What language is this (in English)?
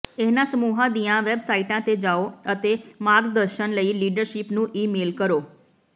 Punjabi